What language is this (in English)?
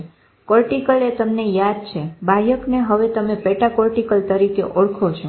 Gujarati